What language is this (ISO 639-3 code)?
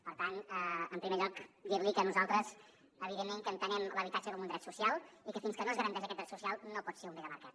cat